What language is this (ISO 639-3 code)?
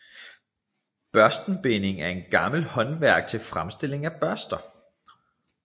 dan